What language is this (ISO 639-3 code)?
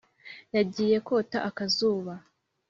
kin